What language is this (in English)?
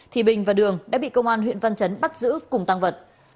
Vietnamese